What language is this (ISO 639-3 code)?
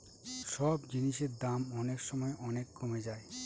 ben